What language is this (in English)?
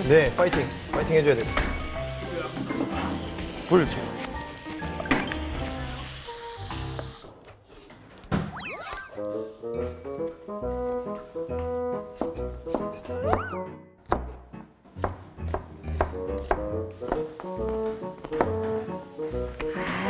Korean